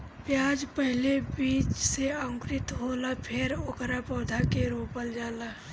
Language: Bhojpuri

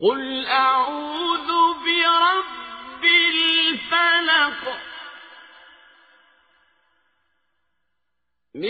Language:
Filipino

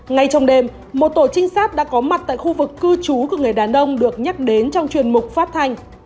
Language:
Vietnamese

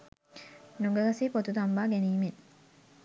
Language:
Sinhala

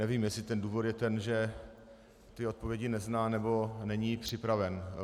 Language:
Czech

